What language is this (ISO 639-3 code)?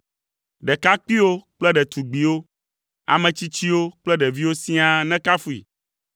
ewe